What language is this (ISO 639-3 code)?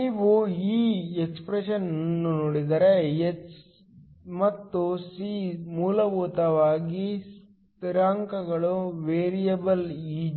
kan